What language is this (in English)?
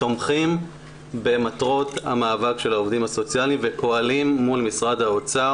Hebrew